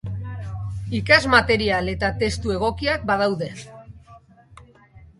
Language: Basque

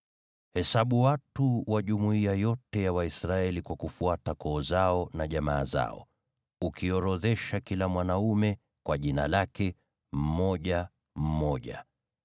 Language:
Swahili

